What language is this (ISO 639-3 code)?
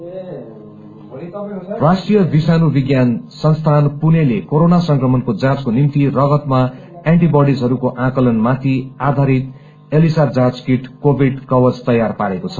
nep